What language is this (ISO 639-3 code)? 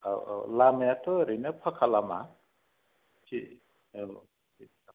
brx